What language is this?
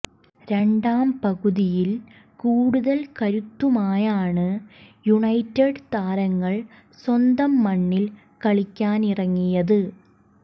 Malayalam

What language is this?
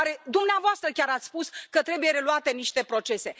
Romanian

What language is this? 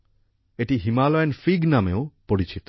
Bangla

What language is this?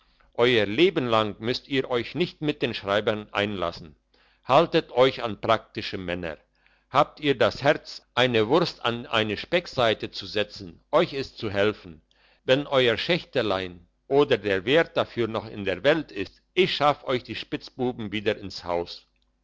German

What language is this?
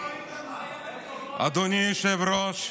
Hebrew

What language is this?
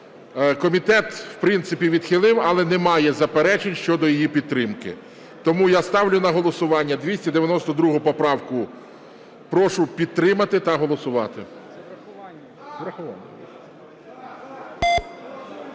Ukrainian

